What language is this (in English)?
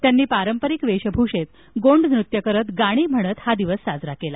Marathi